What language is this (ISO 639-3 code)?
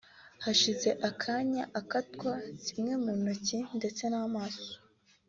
kin